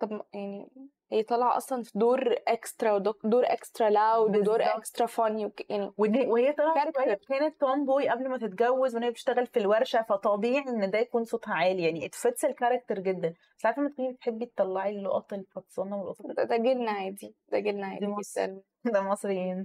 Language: Arabic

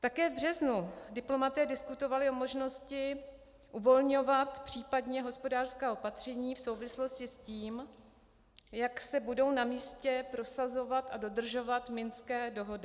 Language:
Czech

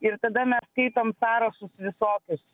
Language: Lithuanian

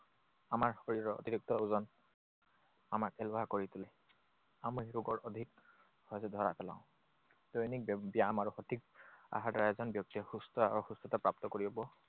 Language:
Assamese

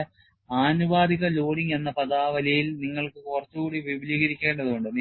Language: Malayalam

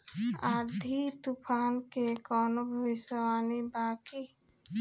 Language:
Bhojpuri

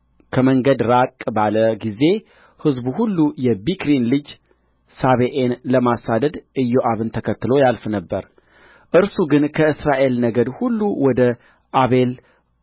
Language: Amharic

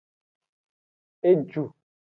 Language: Aja (Benin)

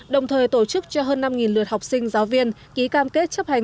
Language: Vietnamese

